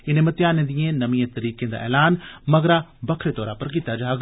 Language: Dogri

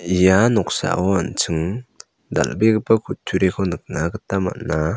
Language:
Garo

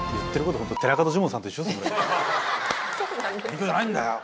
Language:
Japanese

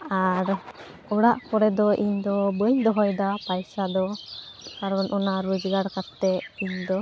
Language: Santali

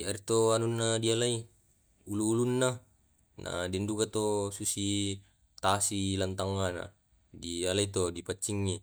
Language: Tae'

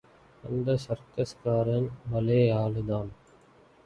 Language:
Tamil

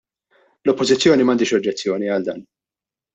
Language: Maltese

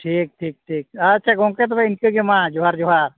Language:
Santali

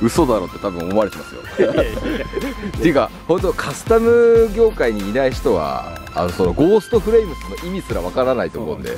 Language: Japanese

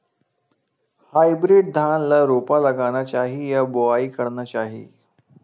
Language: Chhattisgarhi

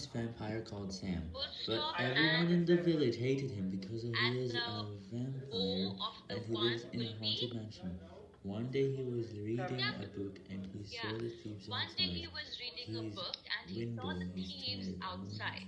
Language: English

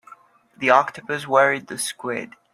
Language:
English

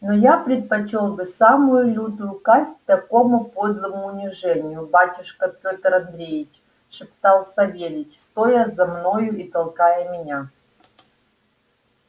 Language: Russian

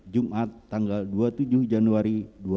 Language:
Indonesian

